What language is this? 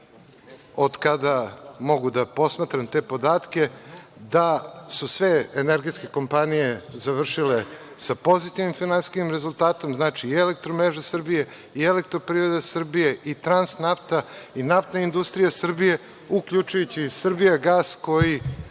Serbian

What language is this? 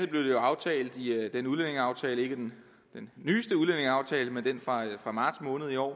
Danish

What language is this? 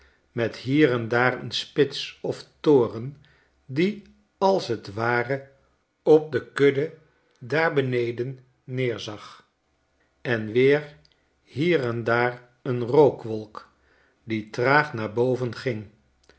Dutch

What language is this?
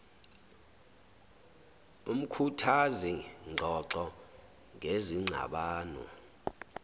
Zulu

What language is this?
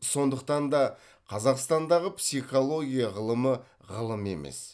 Kazakh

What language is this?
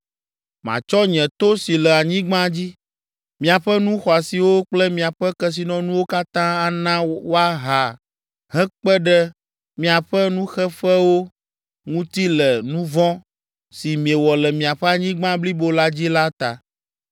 Ewe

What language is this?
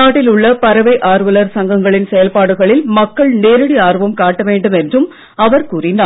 Tamil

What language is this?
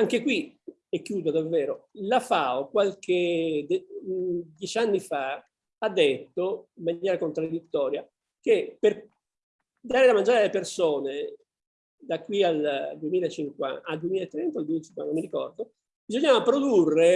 Italian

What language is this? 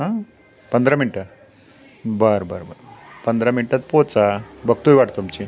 Marathi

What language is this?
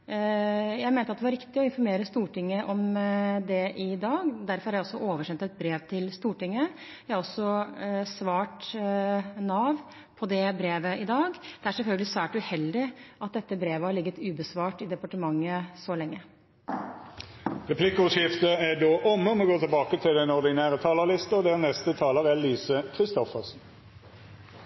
Norwegian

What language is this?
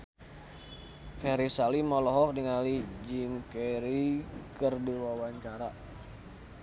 Sundanese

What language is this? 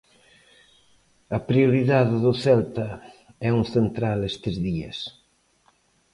Galician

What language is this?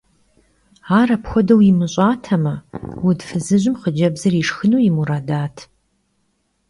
Kabardian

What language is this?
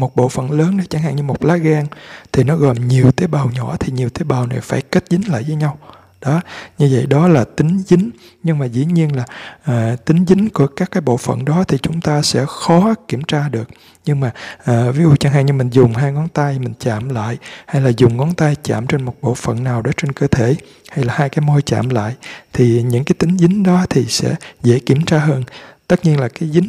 Vietnamese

